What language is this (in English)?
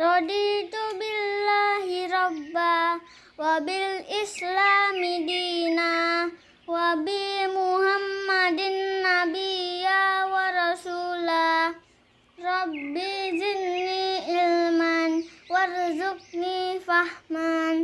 Indonesian